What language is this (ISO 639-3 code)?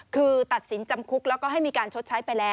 tha